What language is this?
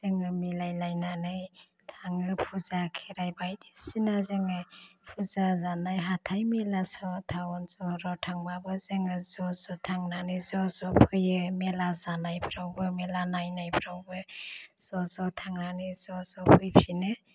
Bodo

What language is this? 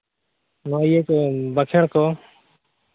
Santali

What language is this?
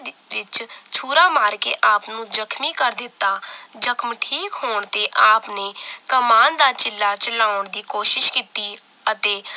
Punjabi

